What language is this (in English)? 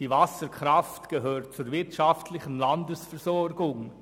Swiss German